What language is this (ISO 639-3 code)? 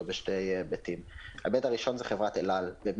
heb